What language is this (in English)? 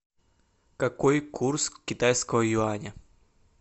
Russian